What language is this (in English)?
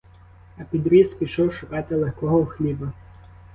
Ukrainian